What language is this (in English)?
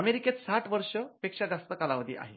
Marathi